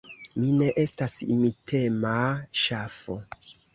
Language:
Esperanto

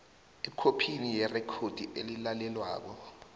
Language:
South Ndebele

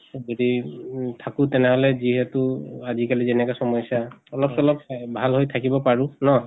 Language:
Assamese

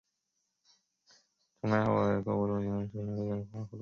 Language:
Chinese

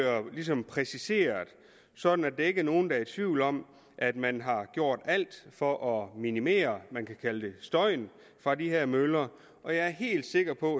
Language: Danish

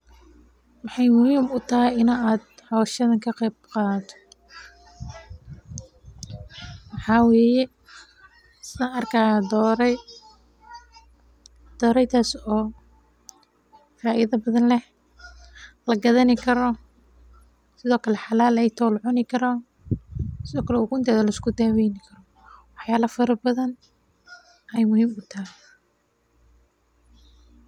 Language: Somali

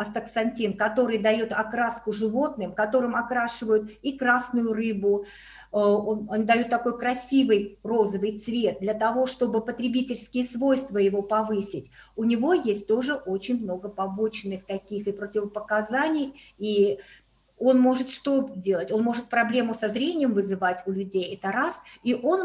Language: Russian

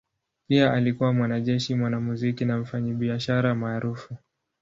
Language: Swahili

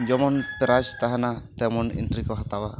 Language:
Santali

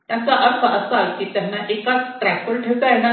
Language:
Marathi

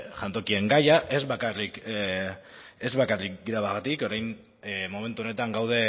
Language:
Basque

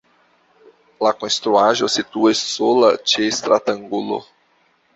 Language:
Esperanto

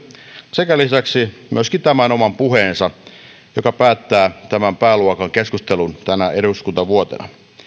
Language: Finnish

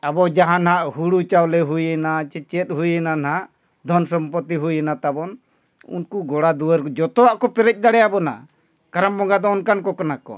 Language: Santali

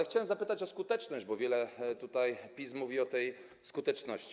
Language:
Polish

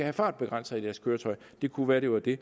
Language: Danish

